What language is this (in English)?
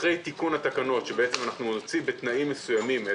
Hebrew